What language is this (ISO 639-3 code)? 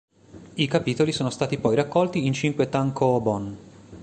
ita